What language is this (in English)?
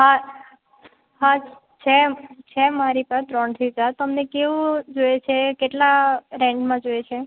Gujarati